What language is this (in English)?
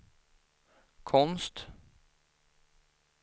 Swedish